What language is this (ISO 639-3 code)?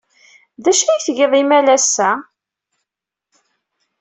kab